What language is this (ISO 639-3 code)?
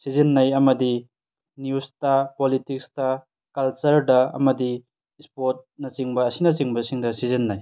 mni